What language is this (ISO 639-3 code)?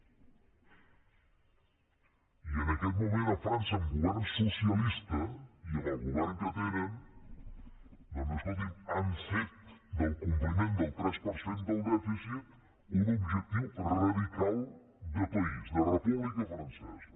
cat